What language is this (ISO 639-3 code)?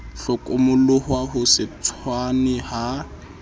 sot